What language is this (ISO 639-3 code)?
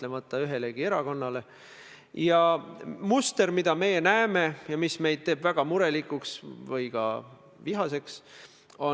est